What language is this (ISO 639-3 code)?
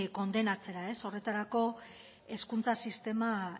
eus